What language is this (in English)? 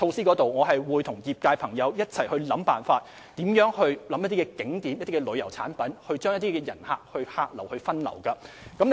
Cantonese